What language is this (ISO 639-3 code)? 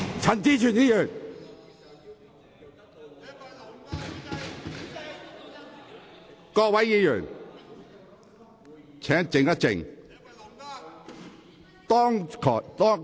yue